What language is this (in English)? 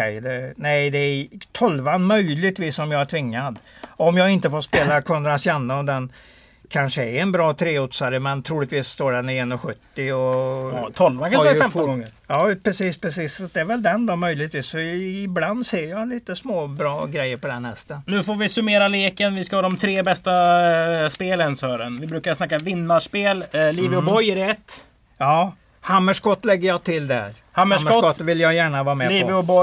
Swedish